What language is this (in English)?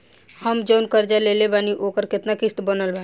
Bhojpuri